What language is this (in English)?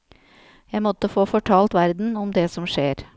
Norwegian